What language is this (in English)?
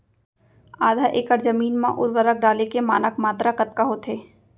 Chhattisgarhi